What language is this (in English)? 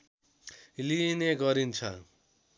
Nepali